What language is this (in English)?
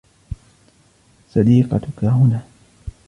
Arabic